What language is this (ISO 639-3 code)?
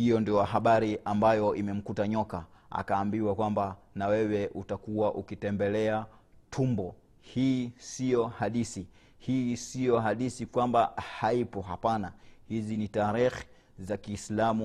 swa